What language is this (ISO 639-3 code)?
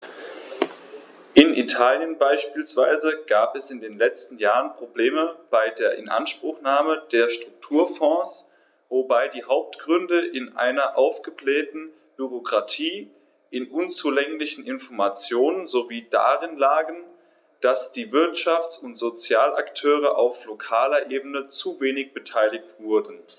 deu